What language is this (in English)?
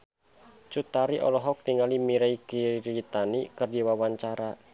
Sundanese